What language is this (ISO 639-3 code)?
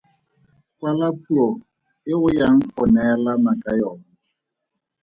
tsn